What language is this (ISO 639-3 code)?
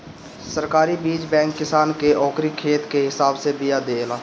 bho